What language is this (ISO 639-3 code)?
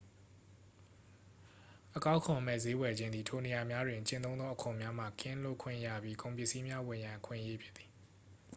mya